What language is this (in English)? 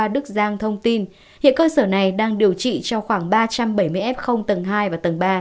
Vietnamese